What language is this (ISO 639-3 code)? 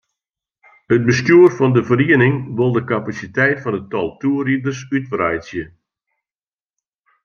fry